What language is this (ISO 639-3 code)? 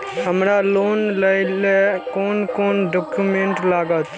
mai